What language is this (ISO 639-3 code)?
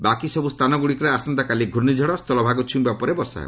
ori